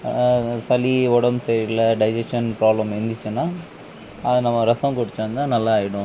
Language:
Tamil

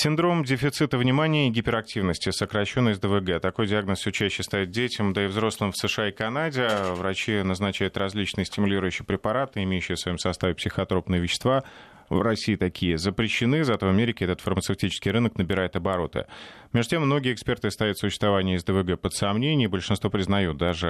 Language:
Russian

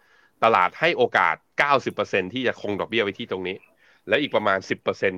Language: Thai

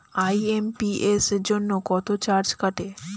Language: Bangla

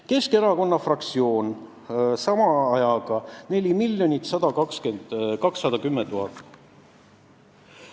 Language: Estonian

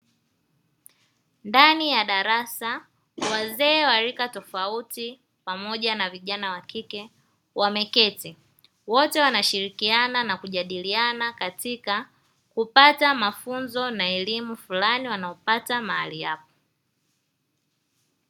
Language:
Swahili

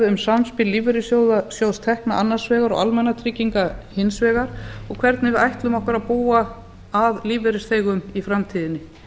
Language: Icelandic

